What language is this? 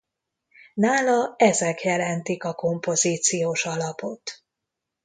Hungarian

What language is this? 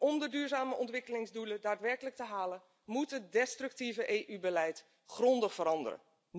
Dutch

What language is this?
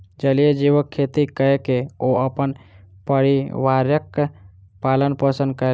Maithili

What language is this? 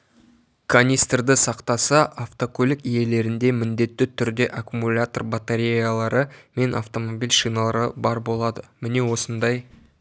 Kazakh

